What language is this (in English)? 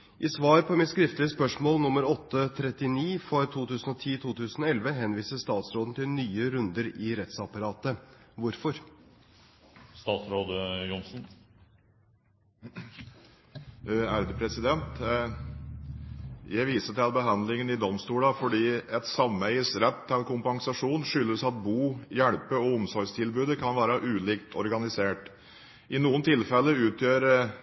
Norwegian Bokmål